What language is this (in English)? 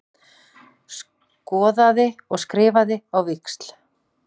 Icelandic